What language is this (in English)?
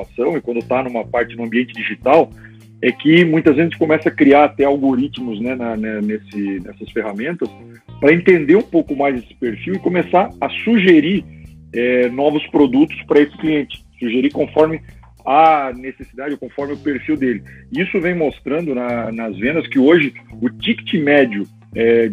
Portuguese